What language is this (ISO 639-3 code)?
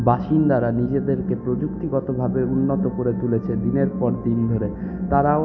ben